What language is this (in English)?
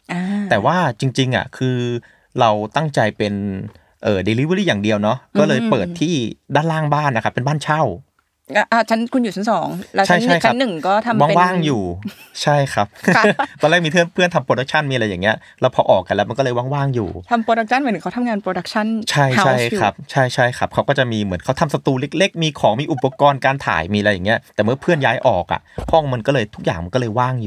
Thai